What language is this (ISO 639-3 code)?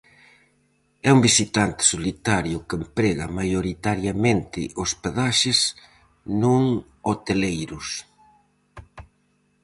glg